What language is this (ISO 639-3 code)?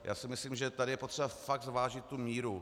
ces